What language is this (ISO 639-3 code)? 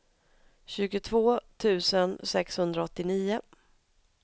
swe